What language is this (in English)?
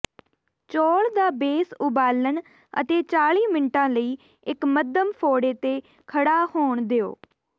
Punjabi